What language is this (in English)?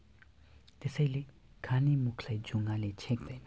Nepali